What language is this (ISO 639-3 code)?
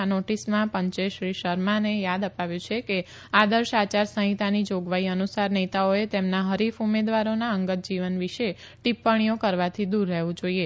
guj